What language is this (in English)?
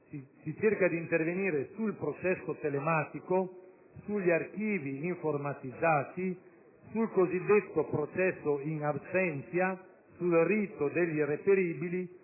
Italian